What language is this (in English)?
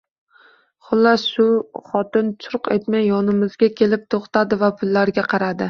Uzbek